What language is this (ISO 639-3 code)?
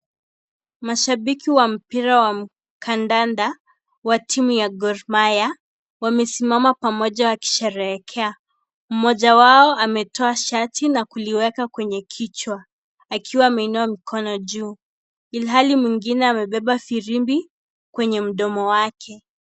swa